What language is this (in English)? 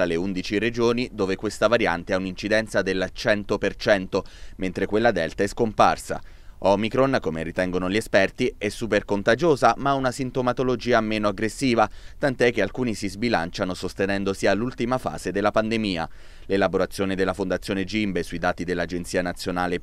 Italian